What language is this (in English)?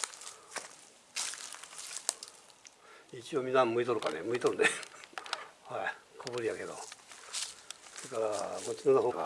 Japanese